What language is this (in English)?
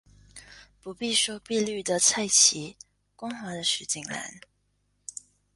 Chinese